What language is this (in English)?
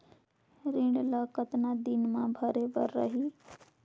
Chhattisgarhi